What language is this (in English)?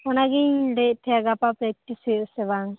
Santali